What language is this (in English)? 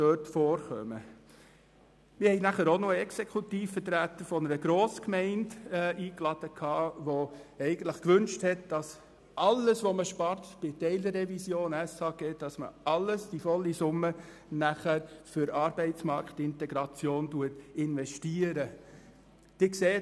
Swiss German